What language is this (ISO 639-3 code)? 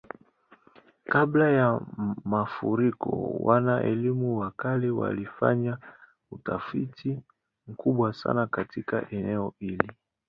swa